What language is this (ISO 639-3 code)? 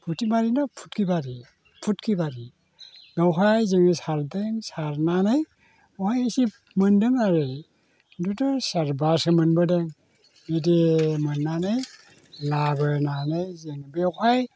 brx